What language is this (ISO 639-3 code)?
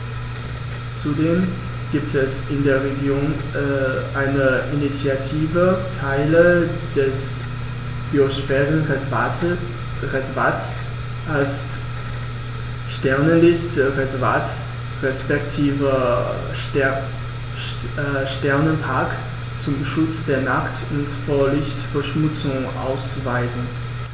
deu